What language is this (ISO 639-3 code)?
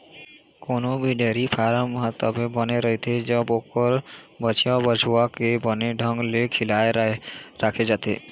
hne